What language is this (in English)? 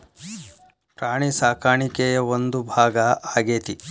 Kannada